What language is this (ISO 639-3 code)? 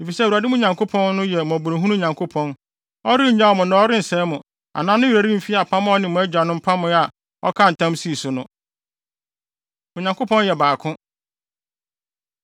aka